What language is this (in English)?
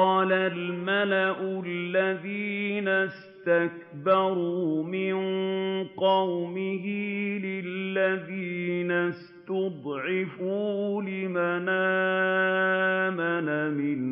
Arabic